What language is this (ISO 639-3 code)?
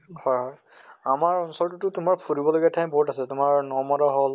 asm